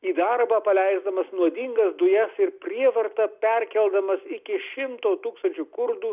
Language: Lithuanian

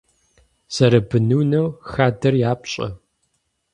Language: Kabardian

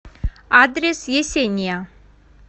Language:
Russian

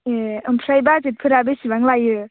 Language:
Bodo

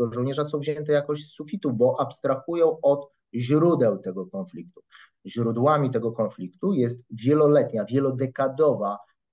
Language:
Polish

